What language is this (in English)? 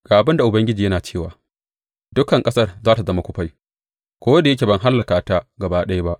Hausa